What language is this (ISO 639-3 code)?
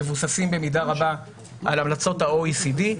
heb